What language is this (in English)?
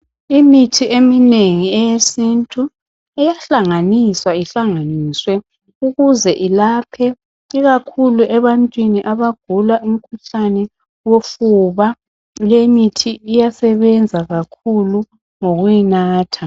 North Ndebele